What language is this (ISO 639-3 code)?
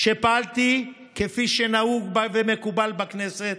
heb